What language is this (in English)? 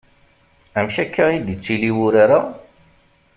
Kabyle